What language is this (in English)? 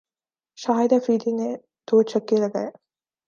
Urdu